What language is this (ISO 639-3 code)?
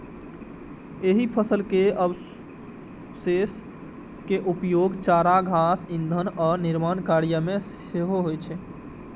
mai